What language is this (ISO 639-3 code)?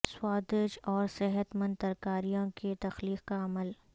urd